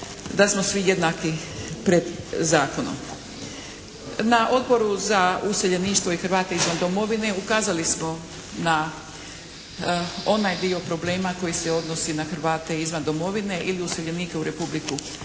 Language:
Croatian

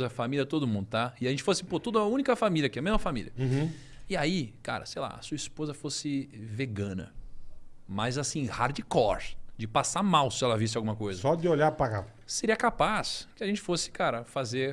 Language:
Portuguese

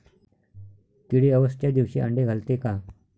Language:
Marathi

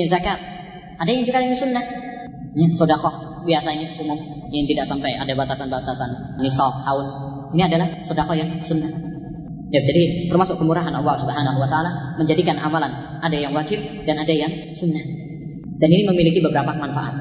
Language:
Malay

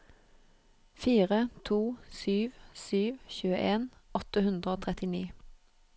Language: Norwegian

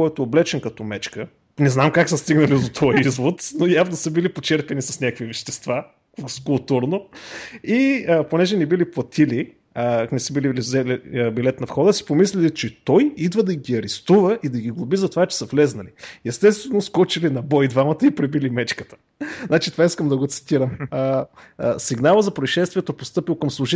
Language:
Bulgarian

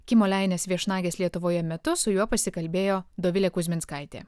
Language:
Lithuanian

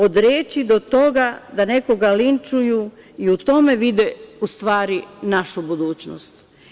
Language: Serbian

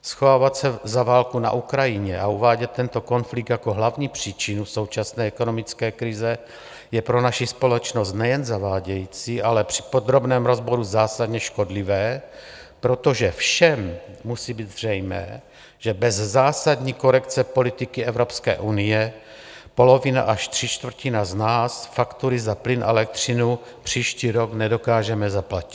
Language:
Czech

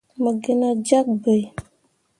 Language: Mundang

